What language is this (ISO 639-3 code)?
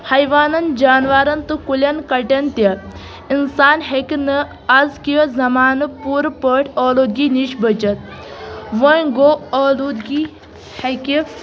kas